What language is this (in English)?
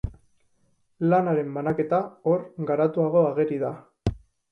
Basque